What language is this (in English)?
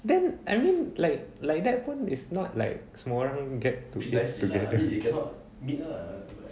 English